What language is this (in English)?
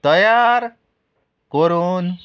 Konkani